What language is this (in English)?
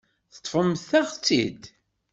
Kabyle